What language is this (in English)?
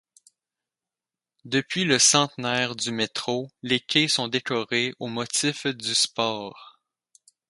French